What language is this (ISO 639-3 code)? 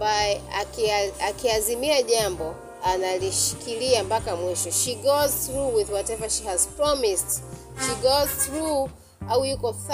swa